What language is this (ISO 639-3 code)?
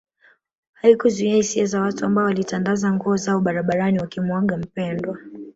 swa